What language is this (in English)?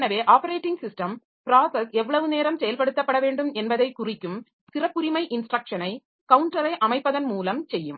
Tamil